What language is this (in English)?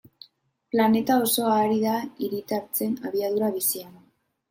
Basque